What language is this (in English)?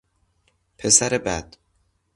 Persian